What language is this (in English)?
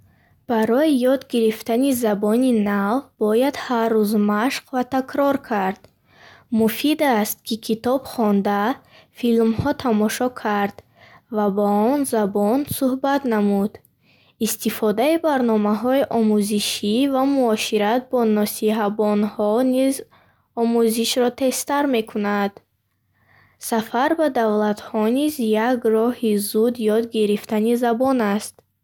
Bukharic